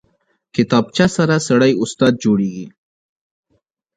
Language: Pashto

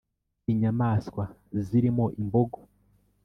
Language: Kinyarwanda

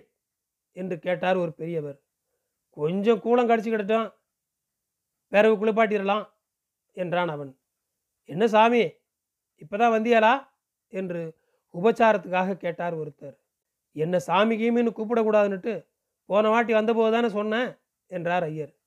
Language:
Tamil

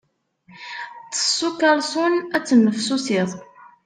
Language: Kabyle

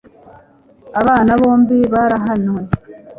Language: Kinyarwanda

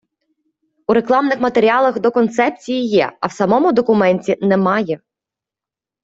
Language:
Ukrainian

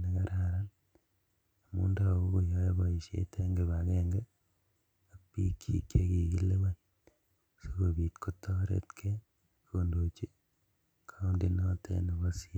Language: Kalenjin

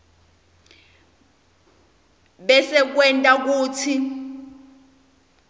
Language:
Swati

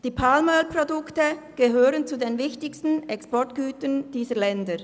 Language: Swiss German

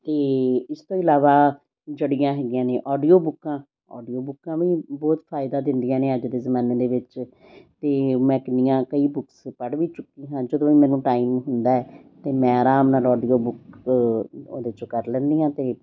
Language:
Punjabi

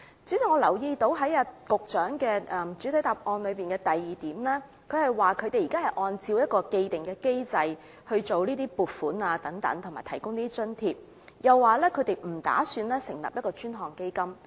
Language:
Cantonese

